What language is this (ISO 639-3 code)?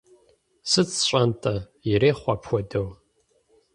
kbd